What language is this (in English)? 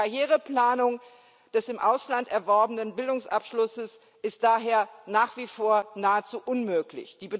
German